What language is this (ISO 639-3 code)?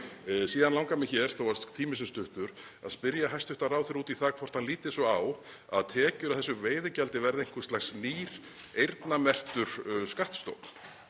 isl